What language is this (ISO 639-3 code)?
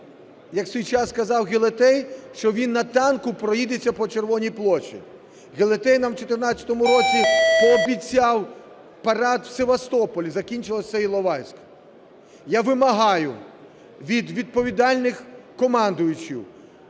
ukr